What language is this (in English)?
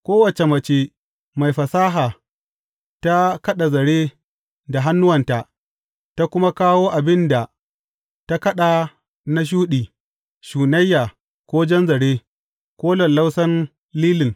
Hausa